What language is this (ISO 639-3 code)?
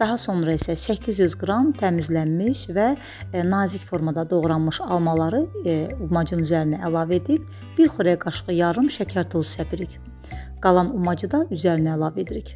tur